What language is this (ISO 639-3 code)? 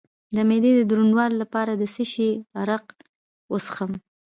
pus